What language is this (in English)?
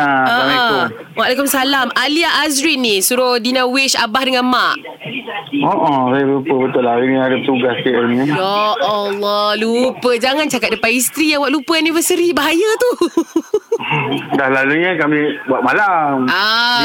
Malay